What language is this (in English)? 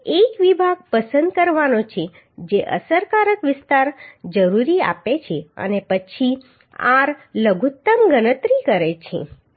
Gujarati